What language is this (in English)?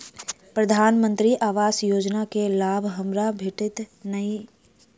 Maithili